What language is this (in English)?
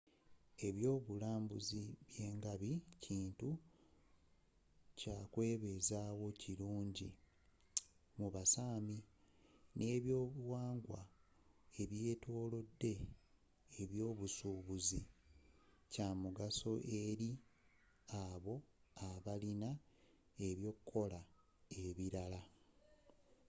Ganda